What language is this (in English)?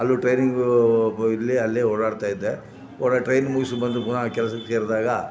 Kannada